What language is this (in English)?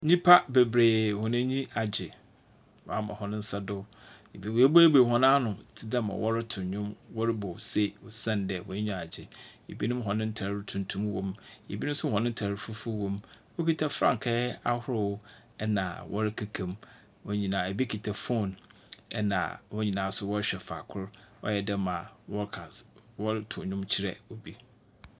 Akan